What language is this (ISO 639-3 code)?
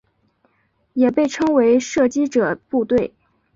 zho